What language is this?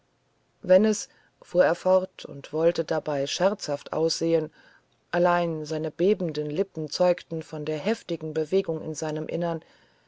German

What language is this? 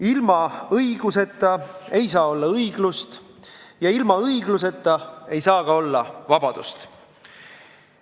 Estonian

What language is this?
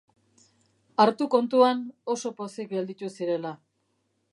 Basque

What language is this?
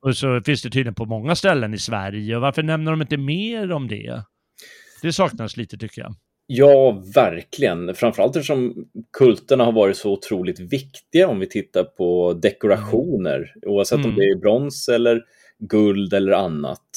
Swedish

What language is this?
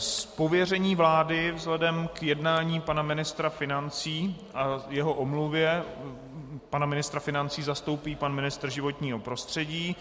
Czech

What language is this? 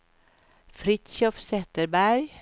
Swedish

